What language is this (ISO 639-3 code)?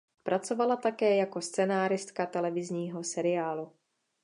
ces